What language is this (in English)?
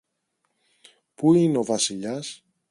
Greek